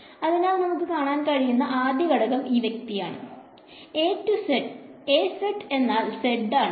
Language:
Malayalam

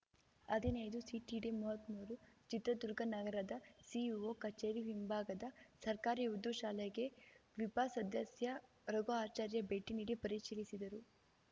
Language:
Kannada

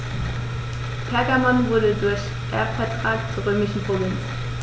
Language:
German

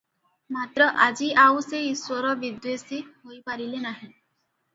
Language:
Odia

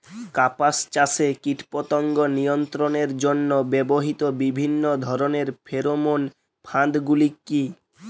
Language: Bangla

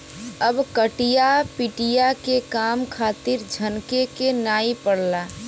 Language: Bhojpuri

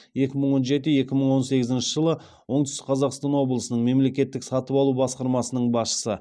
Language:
Kazakh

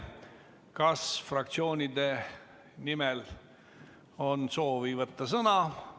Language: Estonian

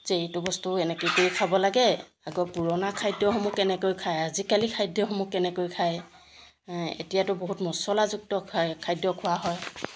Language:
Assamese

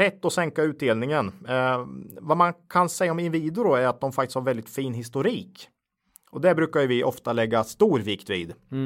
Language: Swedish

